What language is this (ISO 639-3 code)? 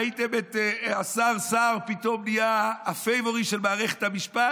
heb